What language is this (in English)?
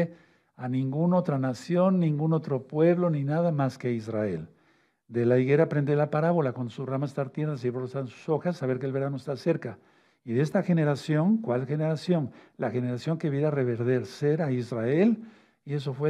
Spanish